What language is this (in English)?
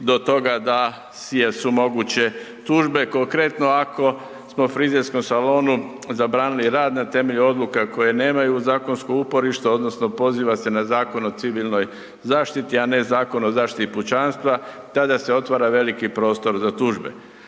Croatian